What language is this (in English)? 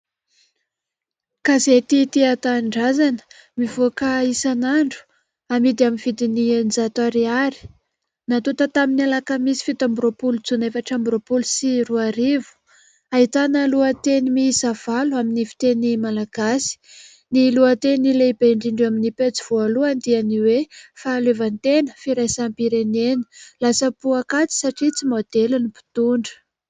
Malagasy